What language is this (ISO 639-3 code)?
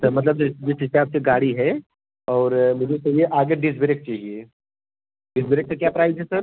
hin